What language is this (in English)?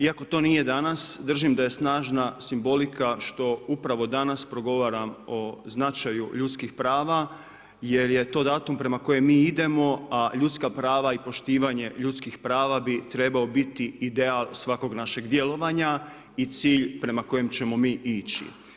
Croatian